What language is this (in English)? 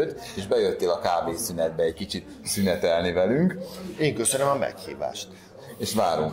Hungarian